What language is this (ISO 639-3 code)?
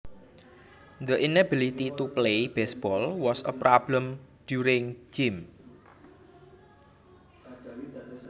jav